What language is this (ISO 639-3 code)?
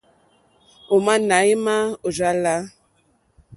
bri